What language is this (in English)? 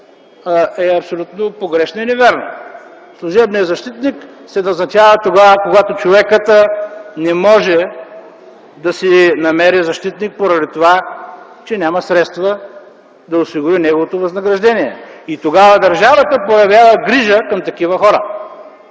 Bulgarian